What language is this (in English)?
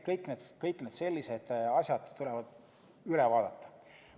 Estonian